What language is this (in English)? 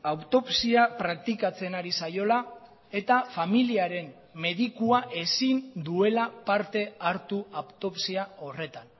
Basque